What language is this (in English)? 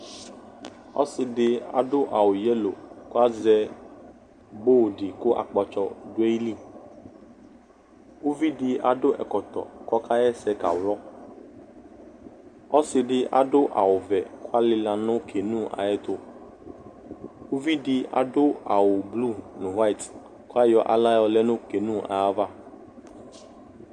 Ikposo